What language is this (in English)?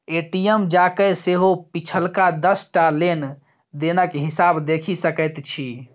Maithili